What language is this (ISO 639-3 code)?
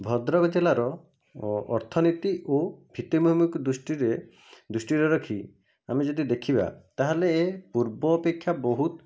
ori